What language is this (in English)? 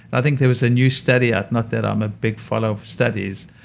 English